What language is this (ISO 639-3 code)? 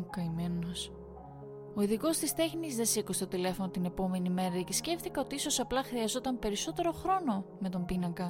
ell